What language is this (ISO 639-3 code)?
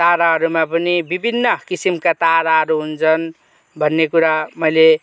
nep